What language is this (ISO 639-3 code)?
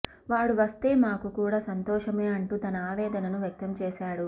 tel